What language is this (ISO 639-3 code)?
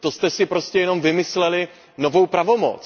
ces